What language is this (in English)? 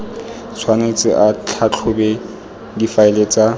Tswana